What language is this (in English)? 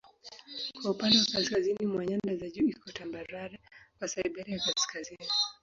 Swahili